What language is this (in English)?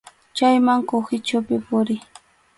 Arequipa-La Unión Quechua